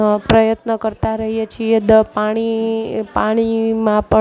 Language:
Gujarati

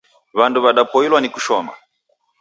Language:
Taita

